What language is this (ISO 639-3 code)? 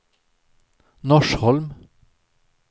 swe